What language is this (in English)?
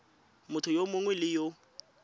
Tswana